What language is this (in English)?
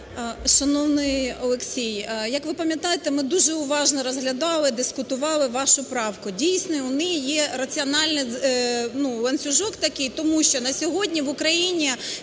Ukrainian